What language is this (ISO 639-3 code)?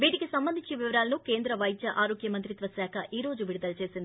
tel